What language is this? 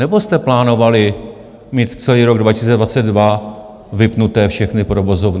Czech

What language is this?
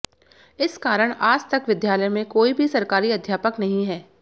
Hindi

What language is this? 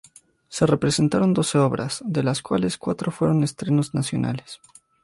Spanish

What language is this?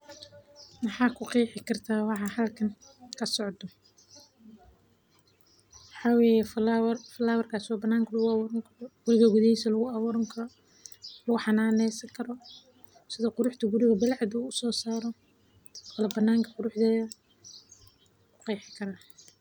Somali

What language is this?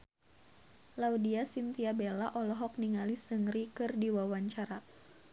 Sundanese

